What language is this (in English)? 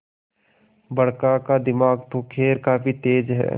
Hindi